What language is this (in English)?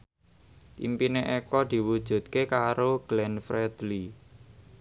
Javanese